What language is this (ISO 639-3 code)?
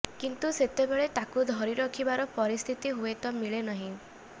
ori